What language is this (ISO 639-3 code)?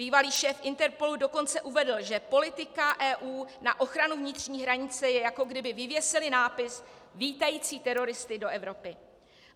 ces